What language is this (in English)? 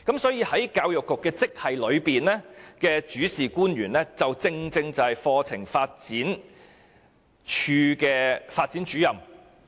Cantonese